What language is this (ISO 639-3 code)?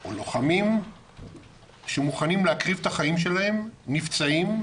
heb